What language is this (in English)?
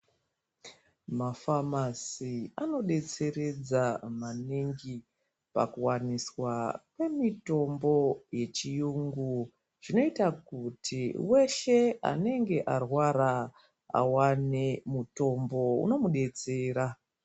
Ndau